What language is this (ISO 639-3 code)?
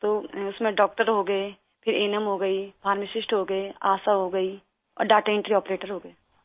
urd